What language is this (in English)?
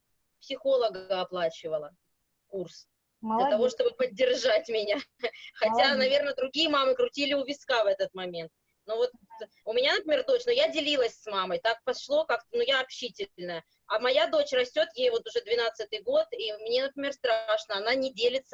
Russian